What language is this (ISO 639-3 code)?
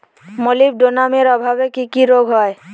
ben